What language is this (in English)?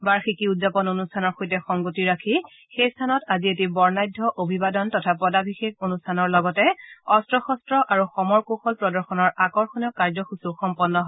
Assamese